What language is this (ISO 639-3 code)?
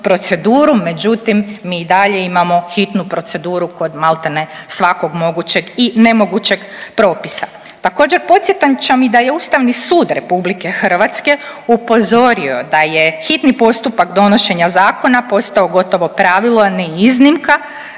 hrv